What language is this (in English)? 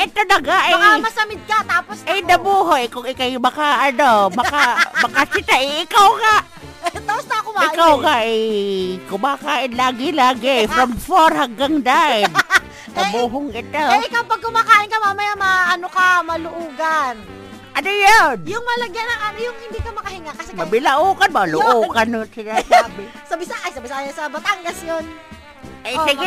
Filipino